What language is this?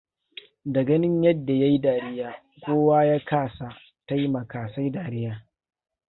Hausa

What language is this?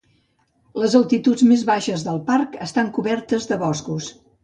Catalan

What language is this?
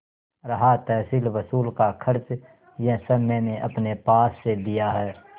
Hindi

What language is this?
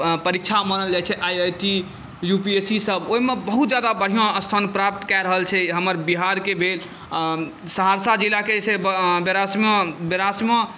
Maithili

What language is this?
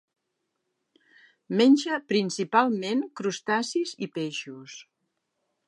Catalan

